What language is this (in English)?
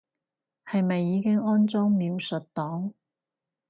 Cantonese